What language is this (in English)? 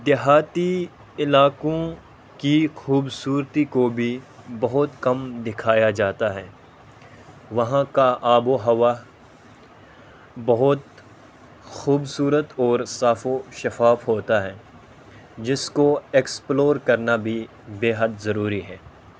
Urdu